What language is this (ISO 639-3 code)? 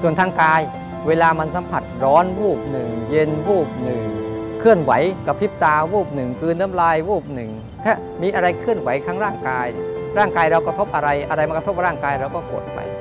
tha